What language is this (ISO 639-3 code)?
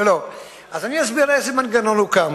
heb